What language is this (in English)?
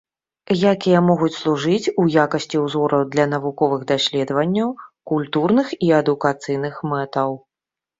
Belarusian